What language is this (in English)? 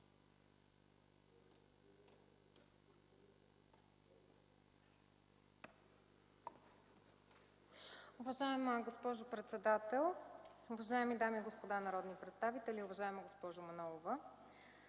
Bulgarian